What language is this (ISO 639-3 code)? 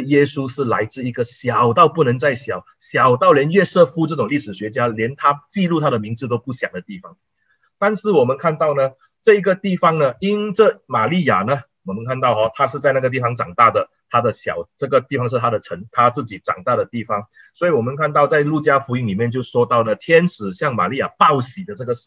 zho